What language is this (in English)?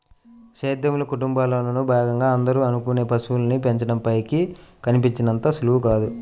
Telugu